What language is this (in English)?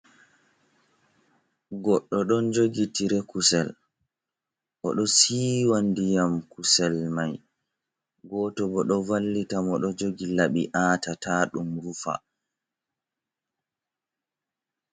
Fula